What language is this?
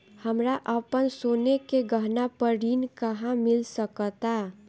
Bhojpuri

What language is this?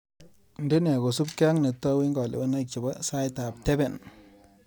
Kalenjin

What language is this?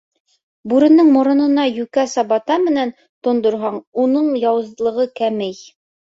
Bashkir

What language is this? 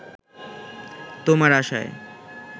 Bangla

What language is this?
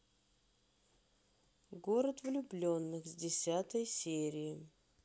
Russian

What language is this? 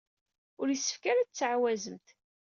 Kabyle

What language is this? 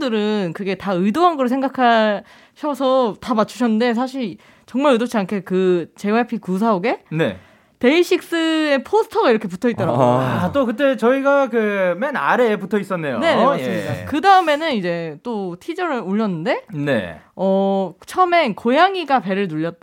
Korean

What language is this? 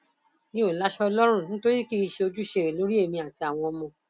Yoruba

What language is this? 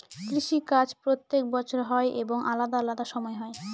Bangla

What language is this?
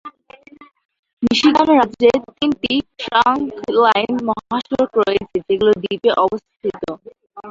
Bangla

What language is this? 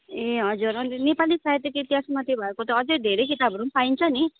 Nepali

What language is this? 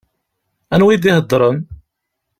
Kabyle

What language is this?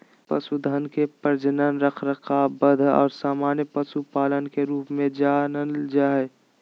Magahi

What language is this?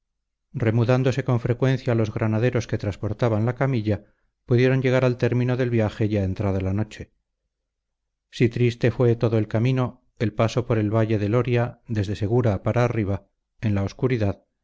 Spanish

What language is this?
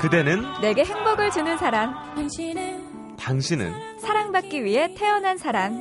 Korean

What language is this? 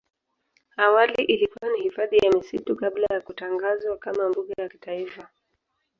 Swahili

